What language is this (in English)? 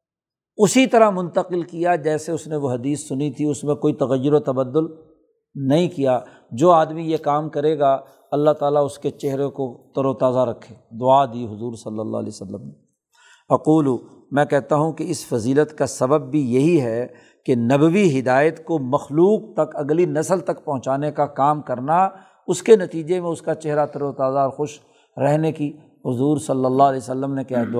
Urdu